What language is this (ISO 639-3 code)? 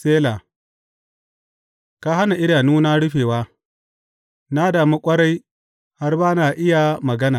hau